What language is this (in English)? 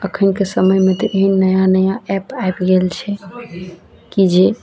Maithili